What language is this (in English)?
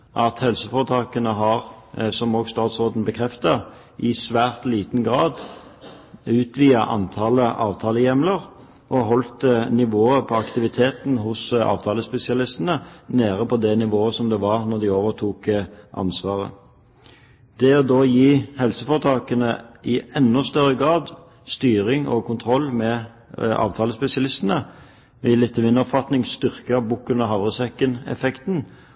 Norwegian Bokmål